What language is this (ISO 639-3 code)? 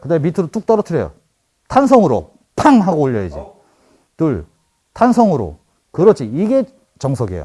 kor